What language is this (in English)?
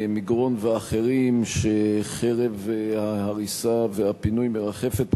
Hebrew